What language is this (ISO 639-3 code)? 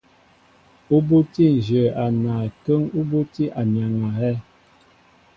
mbo